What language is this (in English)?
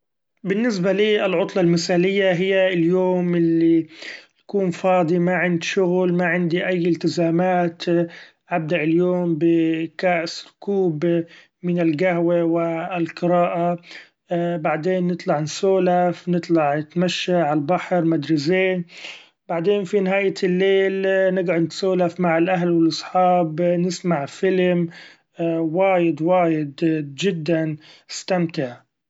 Gulf Arabic